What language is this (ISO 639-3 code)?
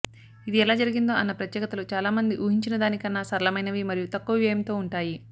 tel